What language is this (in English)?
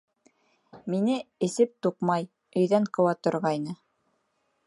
Bashkir